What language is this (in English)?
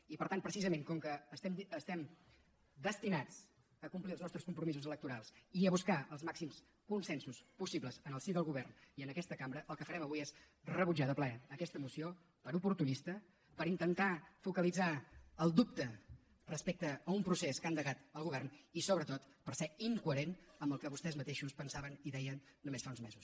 Catalan